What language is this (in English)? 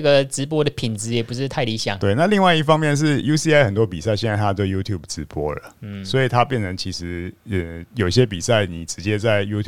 Chinese